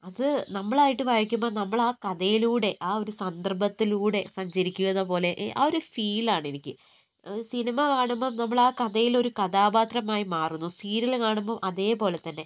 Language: Malayalam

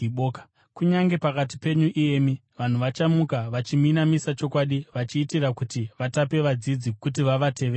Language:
Shona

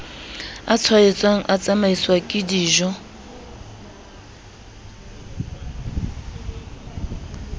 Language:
Southern Sotho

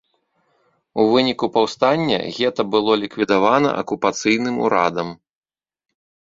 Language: Belarusian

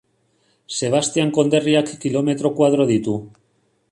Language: Basque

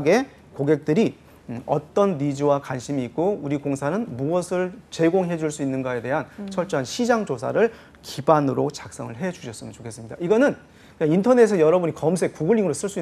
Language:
Korean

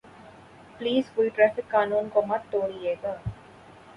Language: Urdu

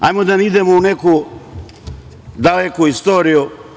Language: Serbian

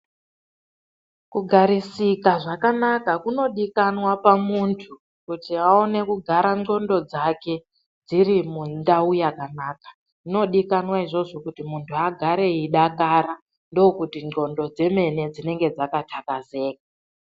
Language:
Ndau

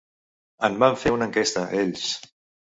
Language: Catalan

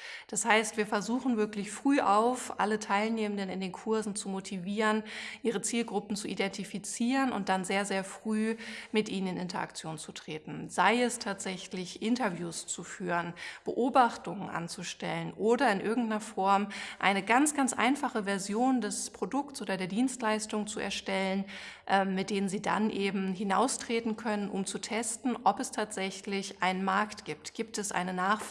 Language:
German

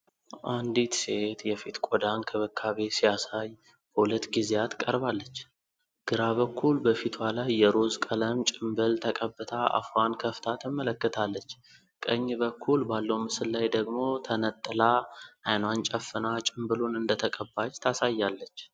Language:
Amharic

